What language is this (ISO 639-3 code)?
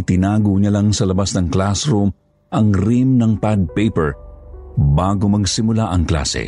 fil